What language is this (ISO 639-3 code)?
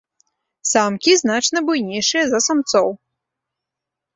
bel